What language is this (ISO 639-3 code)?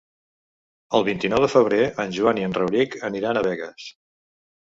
cat